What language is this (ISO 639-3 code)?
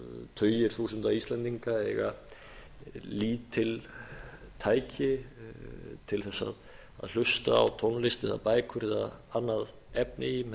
isl